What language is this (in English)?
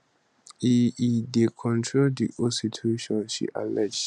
Nigerian Pidgin